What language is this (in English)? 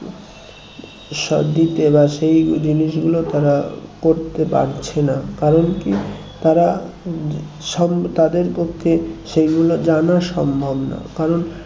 Bangla